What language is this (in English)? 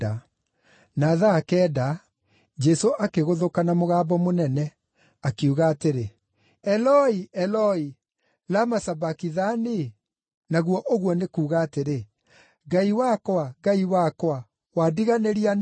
Kikuyu